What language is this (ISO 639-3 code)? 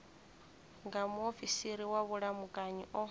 ven